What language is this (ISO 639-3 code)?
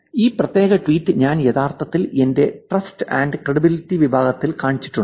mal